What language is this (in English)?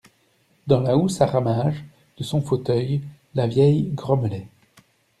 French